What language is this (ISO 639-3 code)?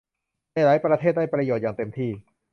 tha